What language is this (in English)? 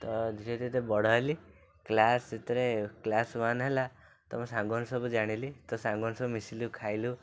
Odia